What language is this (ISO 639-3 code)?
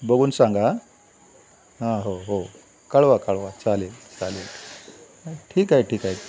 mar